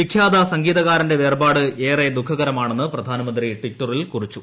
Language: Malayalam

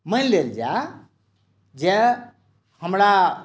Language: Maithili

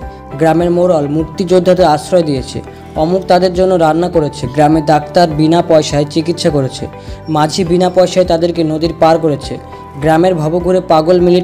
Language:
Romanian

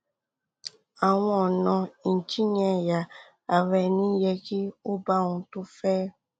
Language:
Yoruba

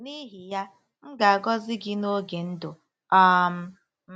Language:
Igbo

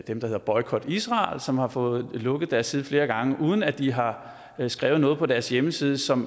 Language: Danish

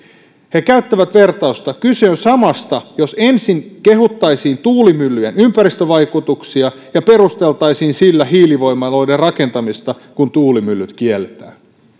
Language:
Finnish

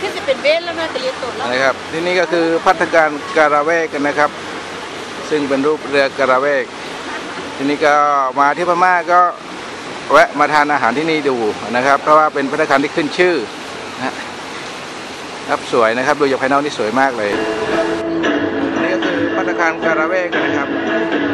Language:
Thai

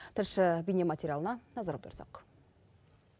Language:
Kazakh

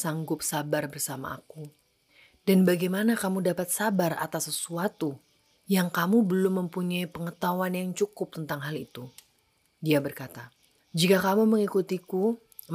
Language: Indonesian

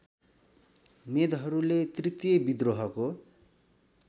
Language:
Nepali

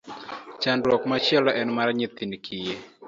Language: Luo (Kenya and Tanzania)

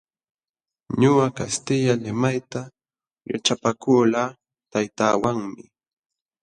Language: Jauja Wanca Quechua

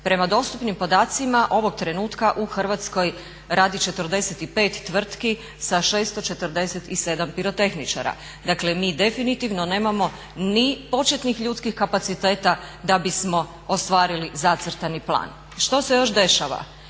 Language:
Croatian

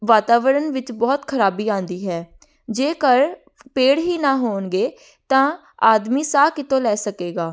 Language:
Punjabi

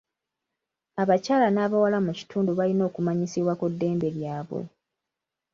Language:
Ganda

